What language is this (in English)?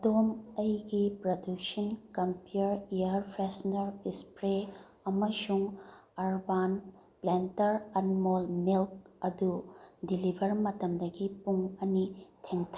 Manipuri